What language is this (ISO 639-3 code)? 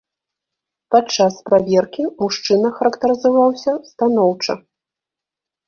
bel